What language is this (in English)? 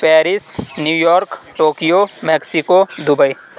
Urdu